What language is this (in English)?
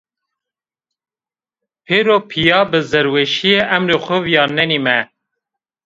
Zaza